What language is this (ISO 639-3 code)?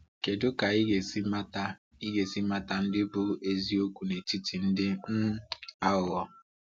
ibo